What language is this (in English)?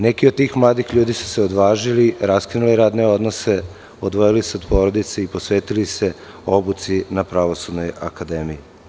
Serbian